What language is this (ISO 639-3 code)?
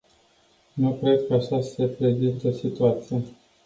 ron